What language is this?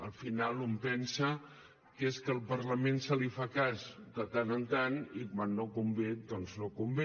Catalan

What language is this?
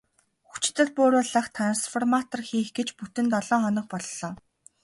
Mongolian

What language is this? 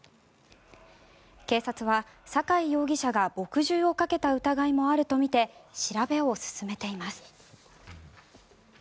Japanese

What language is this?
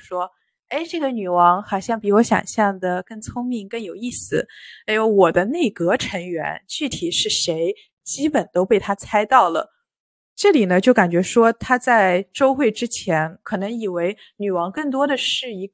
Chinese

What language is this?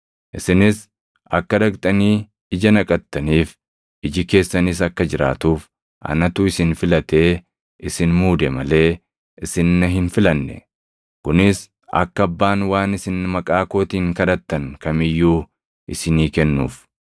Oromo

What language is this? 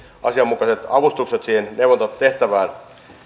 Finnish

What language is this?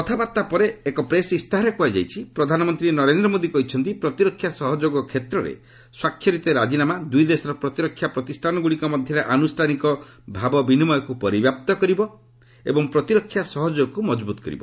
Odia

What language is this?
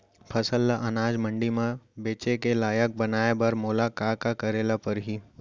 Chhattisgarhi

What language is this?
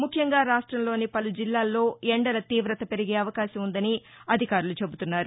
Telugu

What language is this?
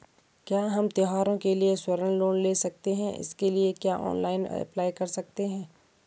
Hindi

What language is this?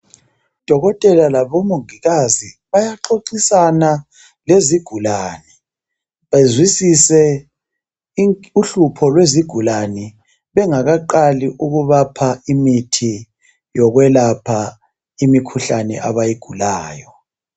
North Ndebele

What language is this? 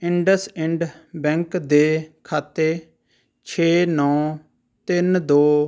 Punjabi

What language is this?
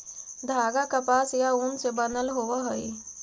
Magahi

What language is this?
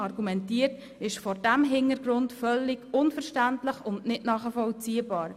Swiss German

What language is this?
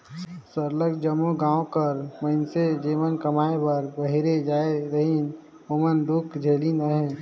Chhattisgarhi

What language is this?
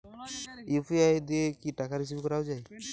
Bangla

